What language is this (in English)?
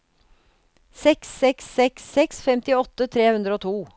Norwegian